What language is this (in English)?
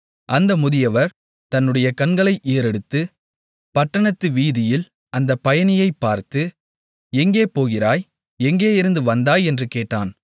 Tamil